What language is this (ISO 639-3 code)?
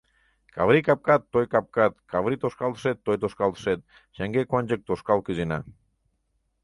chm